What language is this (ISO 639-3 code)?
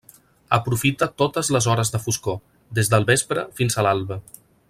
cat